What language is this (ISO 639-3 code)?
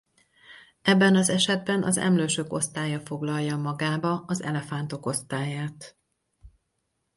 hun